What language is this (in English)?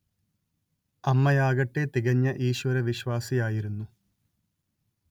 Malayalam